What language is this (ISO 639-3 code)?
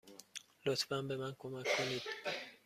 fas